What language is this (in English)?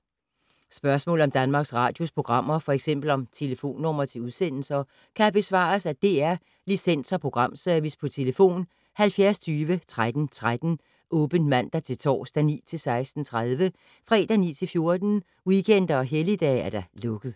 Danish